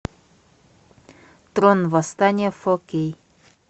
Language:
Russian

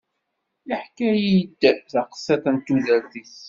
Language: Kabyle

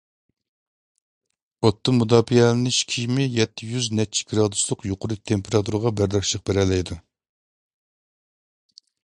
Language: Uyghur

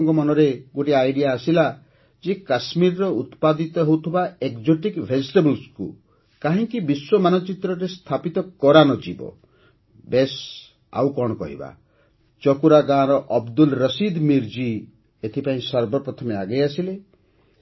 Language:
Odia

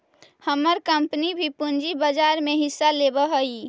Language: Magahi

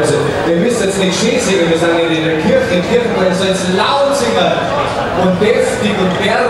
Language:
German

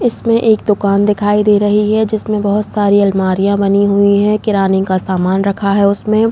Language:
Hindi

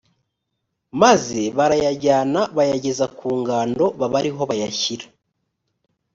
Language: Kinyarwanda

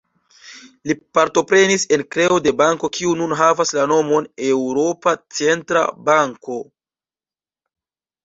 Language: Esperanto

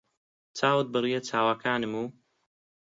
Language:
Central Kurdish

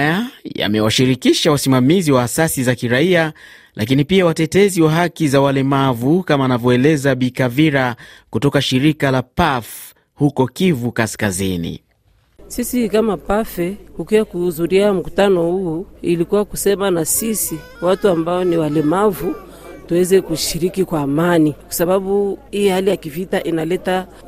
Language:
Swahili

